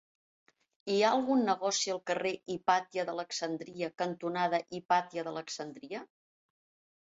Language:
Catalan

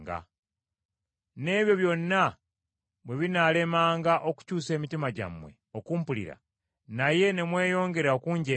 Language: Ganda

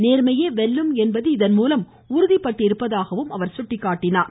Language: Tamil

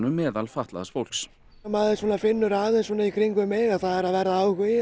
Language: Icelandic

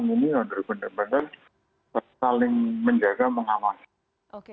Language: Indonesian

